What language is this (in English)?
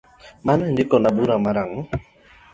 Luo (Kenya and Tanzania)